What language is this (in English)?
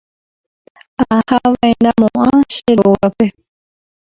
Guarani